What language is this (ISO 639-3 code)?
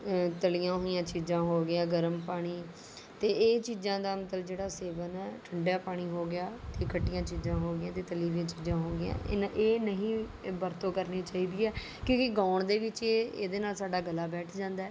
pan